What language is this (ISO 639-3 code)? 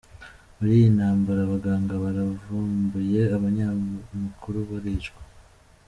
kin